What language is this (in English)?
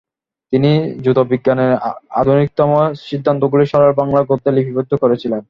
Bangla